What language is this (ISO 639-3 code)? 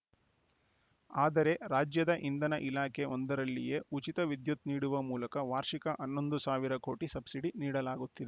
kan